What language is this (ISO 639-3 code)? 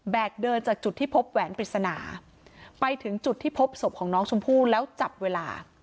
tha